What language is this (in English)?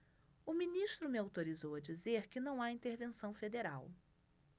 Portuguese